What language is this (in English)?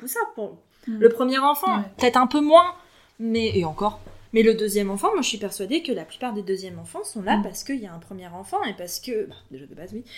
French